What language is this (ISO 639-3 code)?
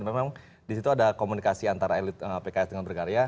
ind